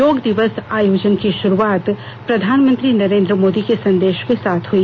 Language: Hindi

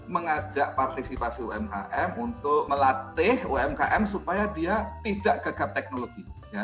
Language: Indonesian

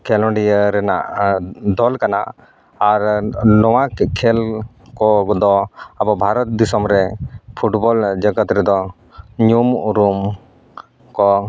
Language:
Santali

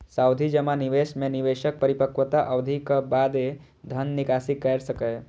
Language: Maithili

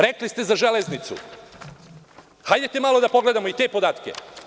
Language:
Serbian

